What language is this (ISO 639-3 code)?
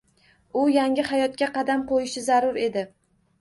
uzb